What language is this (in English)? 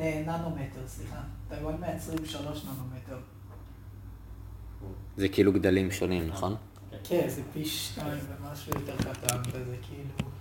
Hebrew